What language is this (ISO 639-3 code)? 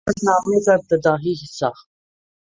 urd